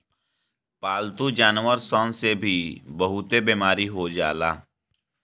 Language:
Bhojpuri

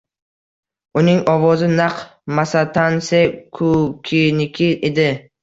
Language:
Uzbek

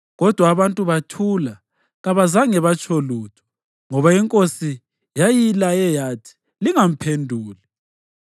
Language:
North Ndebele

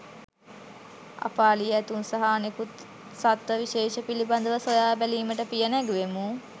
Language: Sinhala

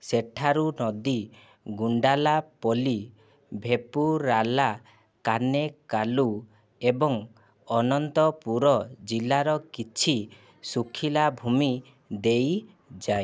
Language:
Odia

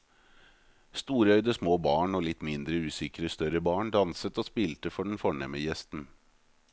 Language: Norwegian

